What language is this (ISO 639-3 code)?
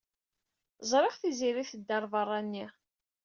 kab